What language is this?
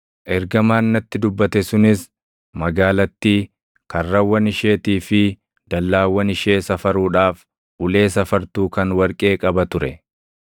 Oromo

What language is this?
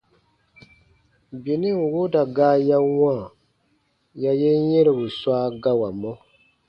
Baatonum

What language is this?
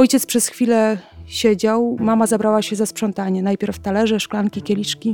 Polish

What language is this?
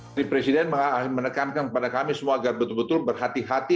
Indonesian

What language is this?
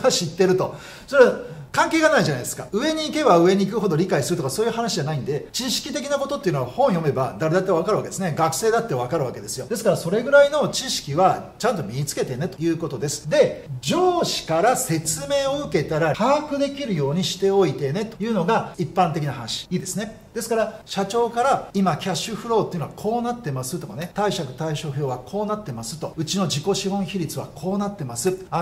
Japanese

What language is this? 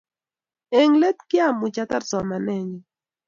Kalenjin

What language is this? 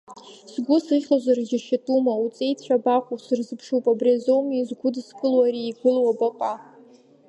Abkhazian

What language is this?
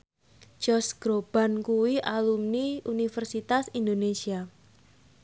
Javanese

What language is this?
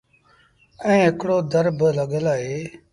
Sindhi Bhil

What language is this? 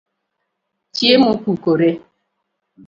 Luo (Kenya and Tanzania)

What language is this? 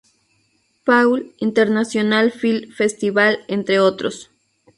Spanish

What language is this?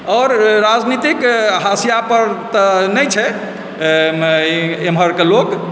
Maithili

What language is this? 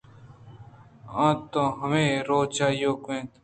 Eastern Balochi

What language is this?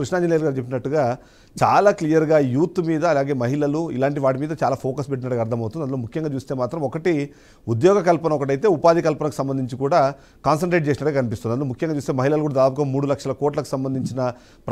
Telugu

